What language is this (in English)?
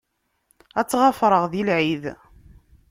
Kabyle